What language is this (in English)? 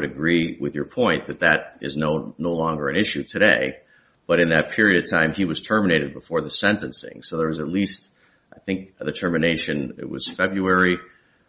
English